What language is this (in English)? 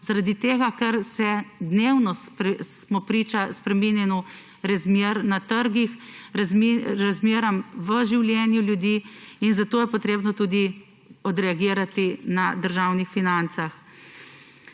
Slovenian